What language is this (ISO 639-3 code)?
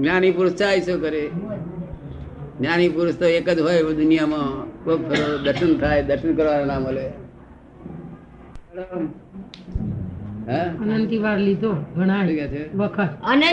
guj